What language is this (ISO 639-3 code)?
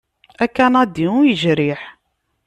kab